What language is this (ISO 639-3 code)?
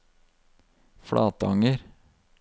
nor